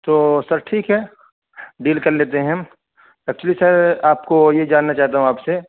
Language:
Urdu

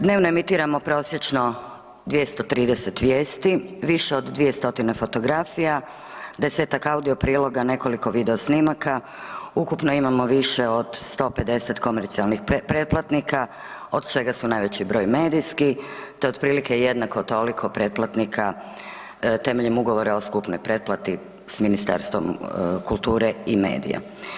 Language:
Croatian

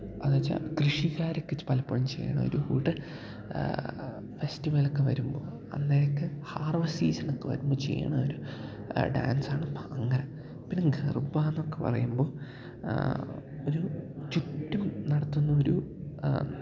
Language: Malayalam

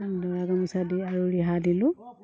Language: Assamese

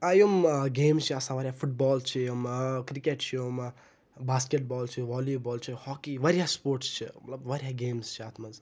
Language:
Kashmiri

